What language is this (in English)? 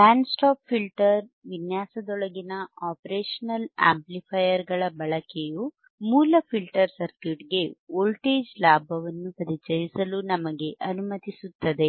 Kannada